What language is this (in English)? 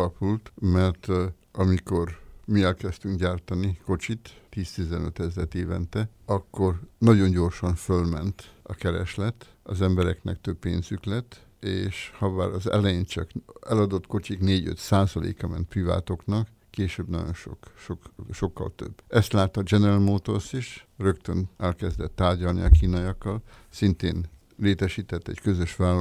Hungarian